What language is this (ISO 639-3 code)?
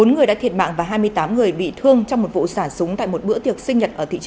vie